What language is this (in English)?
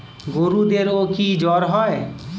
Bangla